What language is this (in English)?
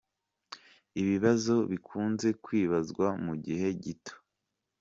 Kinyarwanda